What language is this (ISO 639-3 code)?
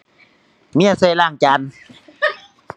tha